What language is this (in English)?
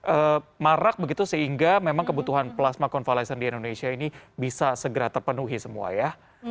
Indonesian